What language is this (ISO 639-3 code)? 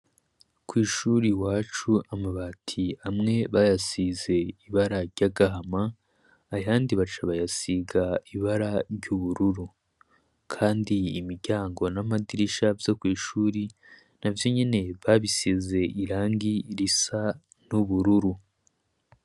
run